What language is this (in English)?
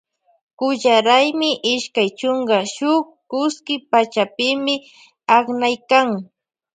Loja Highland Quichua